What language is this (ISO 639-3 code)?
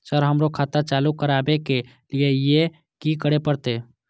mai